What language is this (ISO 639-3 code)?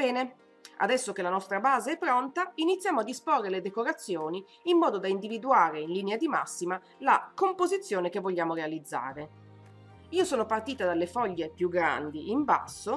ita